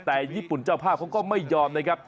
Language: Thai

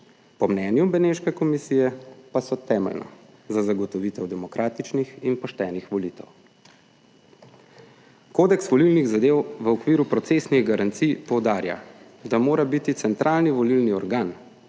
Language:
Slovenian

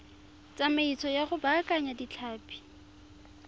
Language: Tswana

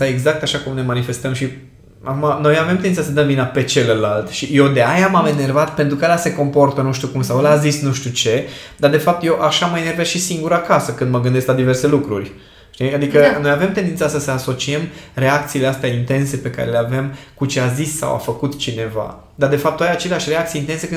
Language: Romanian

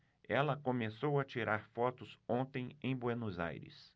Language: Portuguese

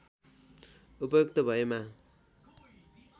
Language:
Nepali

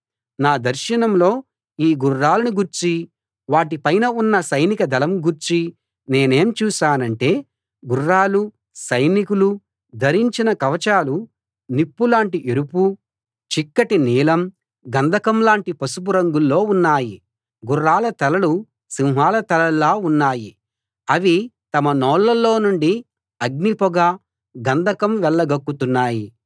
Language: Telugu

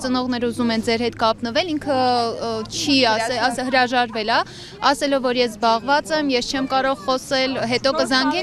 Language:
Romanian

